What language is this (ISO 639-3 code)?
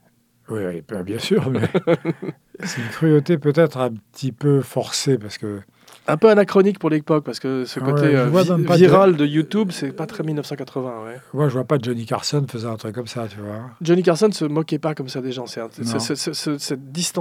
fra